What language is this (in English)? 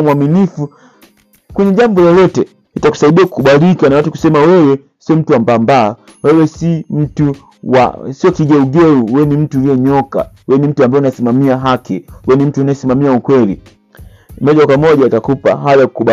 Swahili